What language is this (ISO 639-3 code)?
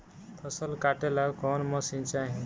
bho